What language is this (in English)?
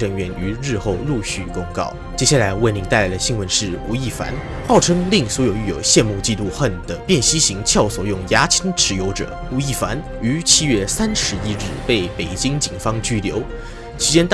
Chinese